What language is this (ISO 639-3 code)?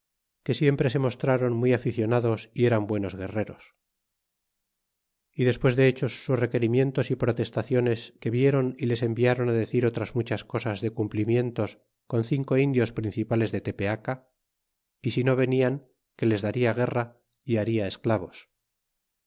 spa